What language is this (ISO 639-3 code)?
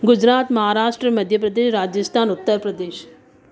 snd